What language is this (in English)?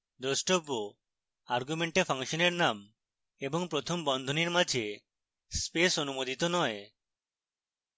Bangla